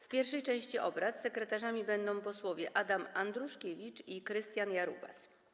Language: Polish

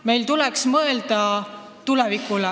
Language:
Estonian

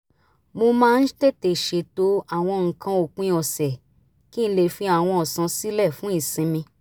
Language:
Yoruba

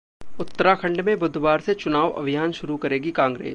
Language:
Hindi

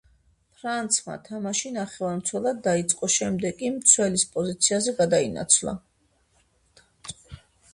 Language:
Georgian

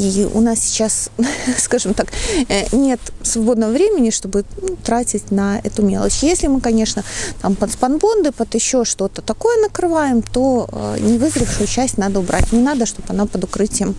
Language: Russian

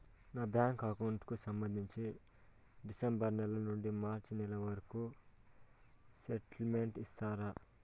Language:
Telugu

